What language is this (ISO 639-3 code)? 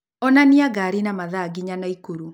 kik